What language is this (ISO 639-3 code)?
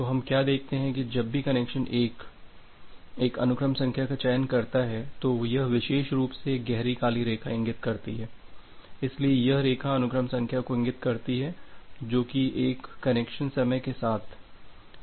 hin